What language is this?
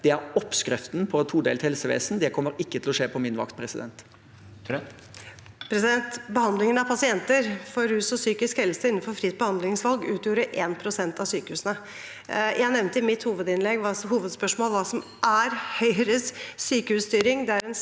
Norwegian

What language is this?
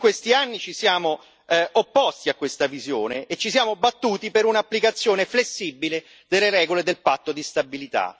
Italian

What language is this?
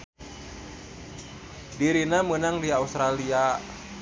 Sundanese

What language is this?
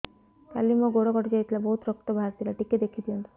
Odia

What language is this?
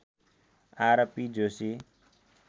Nepali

